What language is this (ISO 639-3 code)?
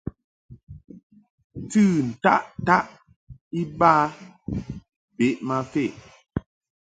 mhk